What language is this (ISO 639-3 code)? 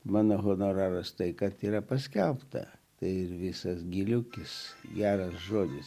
lit